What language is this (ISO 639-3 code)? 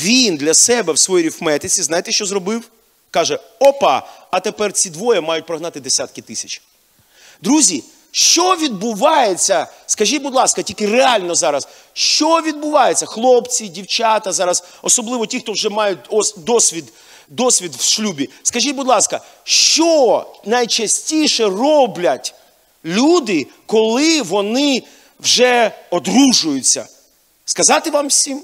ukr